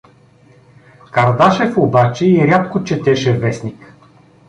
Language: Bulgarian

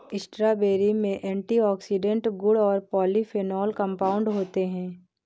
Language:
Hindi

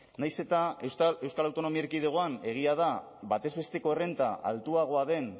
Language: Basque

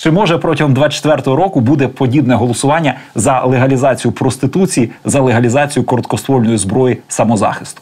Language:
Ukrainian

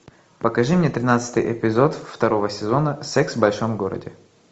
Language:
Russian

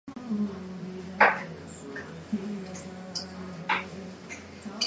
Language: Japanese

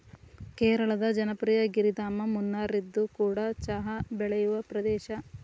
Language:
Kannada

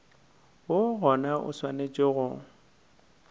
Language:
Northern Sotho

